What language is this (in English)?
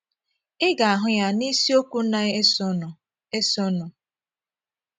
Igbo